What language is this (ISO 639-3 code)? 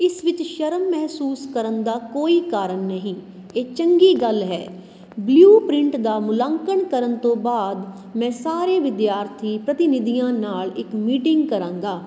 pan